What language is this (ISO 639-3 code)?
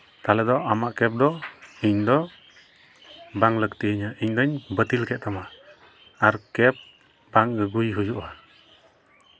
sat